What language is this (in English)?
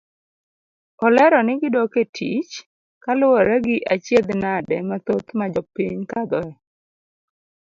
Luo (Kenya and Tanzania)